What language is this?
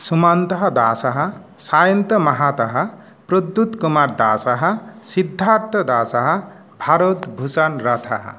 Sanskrit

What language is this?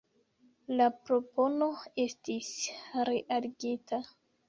Esperanto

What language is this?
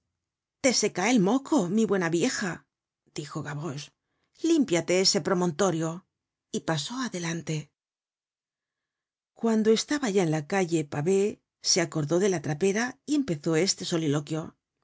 Spanish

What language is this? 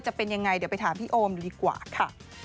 Thai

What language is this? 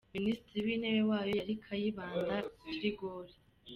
Kinyarwanda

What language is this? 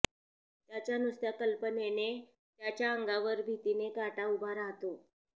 Marathi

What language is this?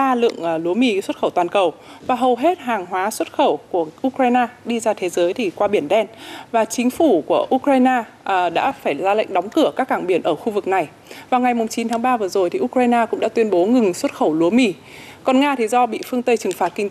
Vietnamese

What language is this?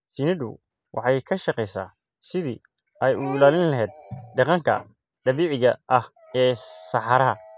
Somali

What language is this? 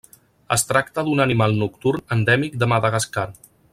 Catalan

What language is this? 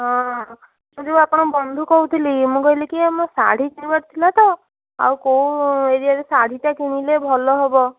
Odia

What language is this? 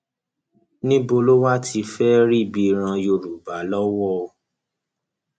Yoruba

